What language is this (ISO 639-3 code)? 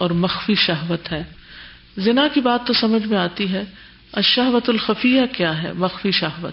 urd